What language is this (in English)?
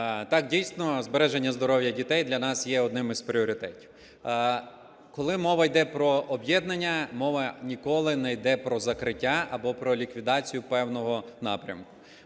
Ukrainian